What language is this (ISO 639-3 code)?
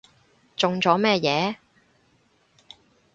yue